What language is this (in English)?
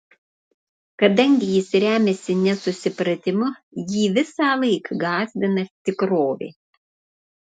Lithuanian